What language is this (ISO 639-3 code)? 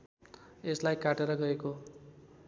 nep